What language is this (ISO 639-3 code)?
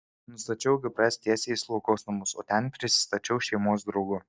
lit